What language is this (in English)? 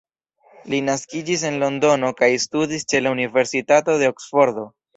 Esperanto